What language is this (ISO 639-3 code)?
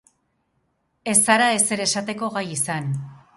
eus